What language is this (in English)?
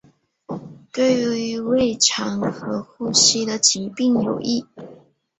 Chinese